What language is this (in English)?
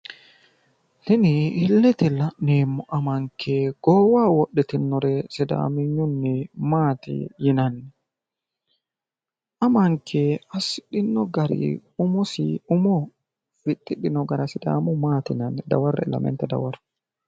Sidamo